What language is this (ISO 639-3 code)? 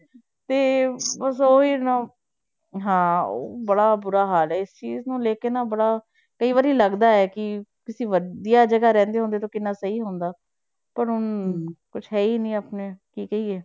pan